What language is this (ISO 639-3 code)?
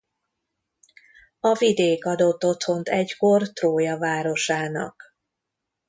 hun